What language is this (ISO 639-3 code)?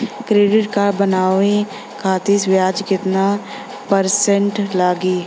bho